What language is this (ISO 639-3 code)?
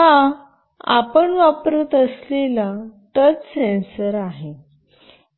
mar